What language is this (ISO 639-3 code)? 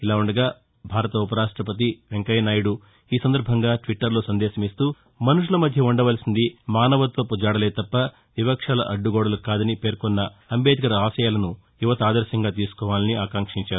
tel